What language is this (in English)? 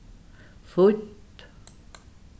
Faroese